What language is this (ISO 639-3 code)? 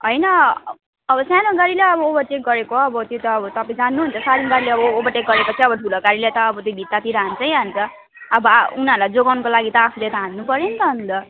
nep